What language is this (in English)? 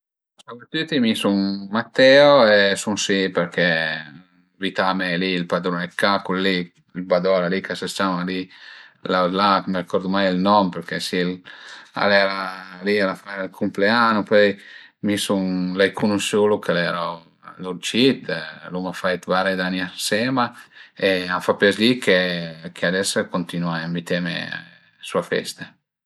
Piedmontese